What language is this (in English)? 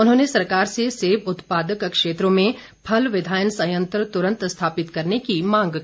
Hindi